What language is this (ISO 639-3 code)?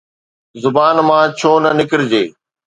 snd